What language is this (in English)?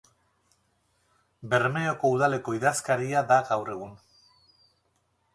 Basque